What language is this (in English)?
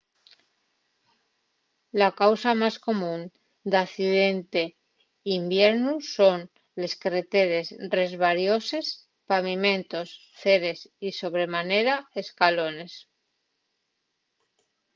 Asturian